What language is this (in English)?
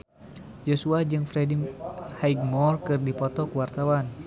Sundanese